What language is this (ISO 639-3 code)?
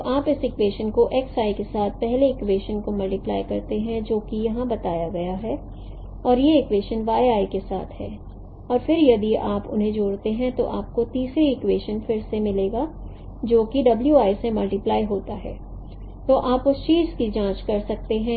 hin